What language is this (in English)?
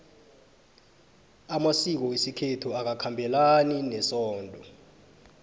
South Ndebele